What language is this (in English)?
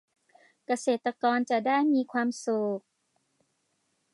Thai